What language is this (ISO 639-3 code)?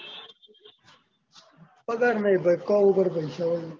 guj